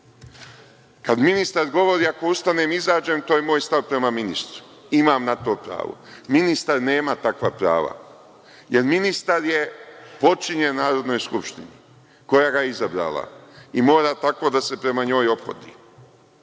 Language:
Serbian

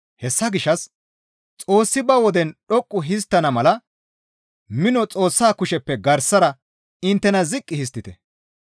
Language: Gamo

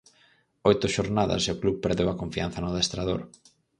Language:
Galician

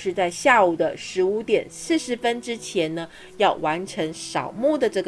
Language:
Chinese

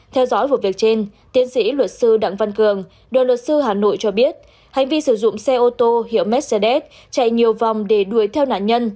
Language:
Vietnamese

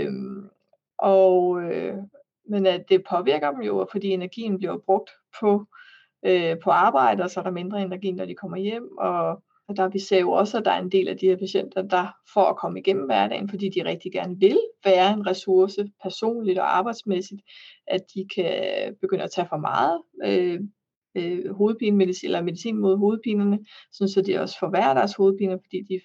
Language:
Danish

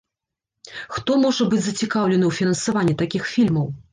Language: Belarusian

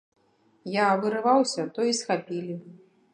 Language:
Belarusian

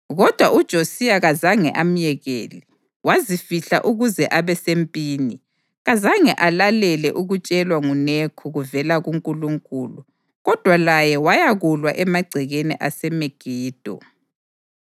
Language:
North Ndebele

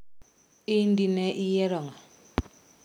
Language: Luo (Kenya and Tanzania)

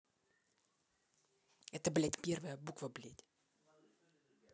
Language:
Russian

